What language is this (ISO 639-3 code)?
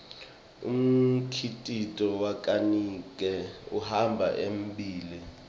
ssw